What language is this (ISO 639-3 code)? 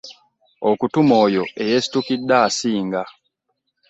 lug